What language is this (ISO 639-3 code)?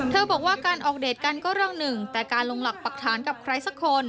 tha